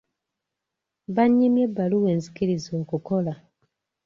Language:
Ganda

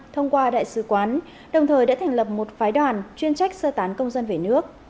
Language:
Vietnamese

